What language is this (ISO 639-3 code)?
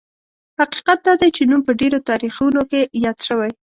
pus